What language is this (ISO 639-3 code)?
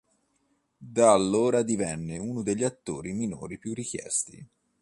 ita